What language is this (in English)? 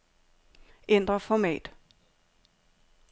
Danish